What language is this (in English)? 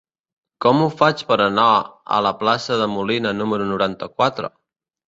Catalan